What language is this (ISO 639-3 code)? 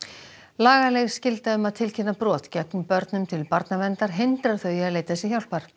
isl